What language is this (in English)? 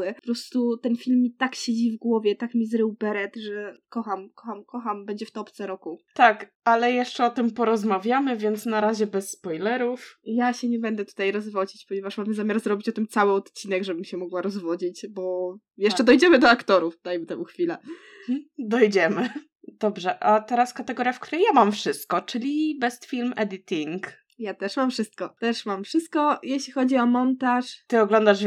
Polish